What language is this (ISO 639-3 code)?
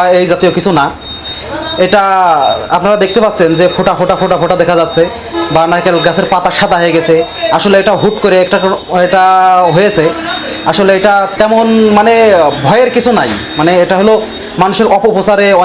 ben